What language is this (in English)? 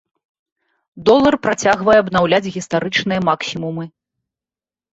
Belarusian